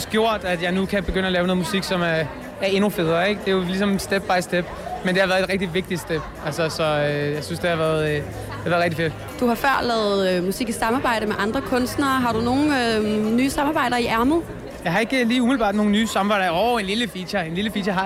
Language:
Danish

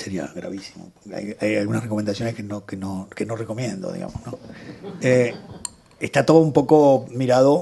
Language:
Spanish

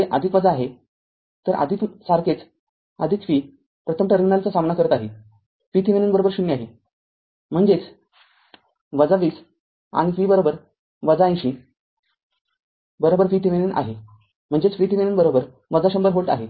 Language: Marathi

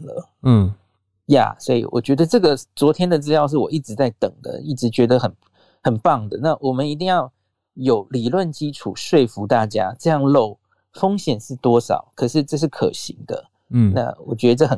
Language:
Chinese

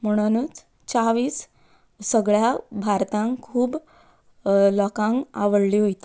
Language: Konkani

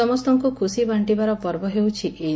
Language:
Odia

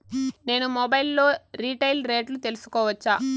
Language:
Telugu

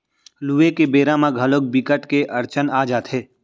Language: Chhattisgarhi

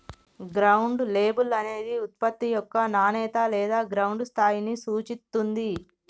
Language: Telugu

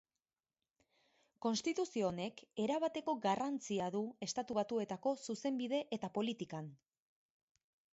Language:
Basque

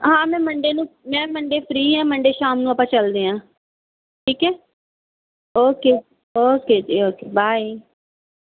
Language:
Punjabi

